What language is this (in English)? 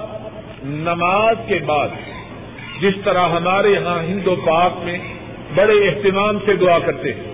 Urdu